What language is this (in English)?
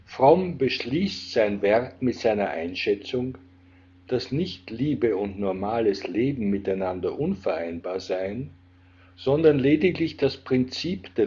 German